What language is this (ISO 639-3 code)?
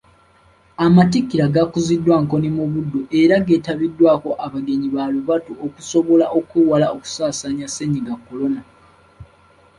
lug